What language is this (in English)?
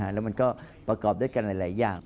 Thai